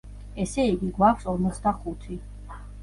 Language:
Georgian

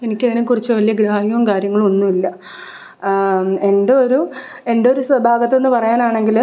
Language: Malayalam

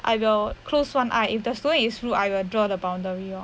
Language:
English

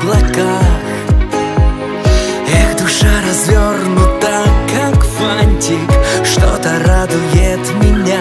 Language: Russian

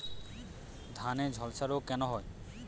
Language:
Bangla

